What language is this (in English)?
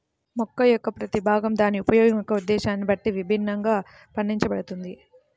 Telugu